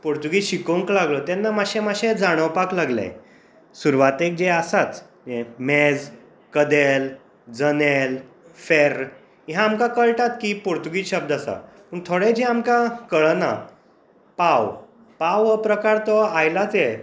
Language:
Konkani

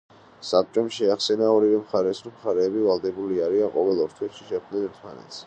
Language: Georgian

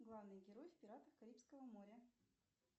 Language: Russian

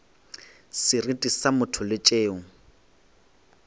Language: Northern Sotho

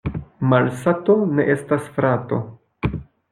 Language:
Esperanto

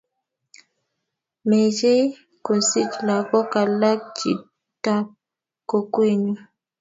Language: Kalenjin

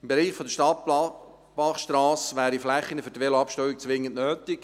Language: Swiss German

